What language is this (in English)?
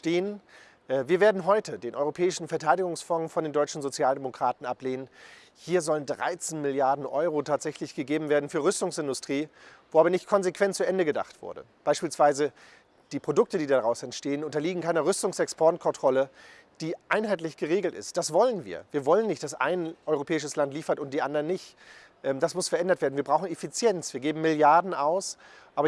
German